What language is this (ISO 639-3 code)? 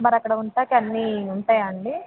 tel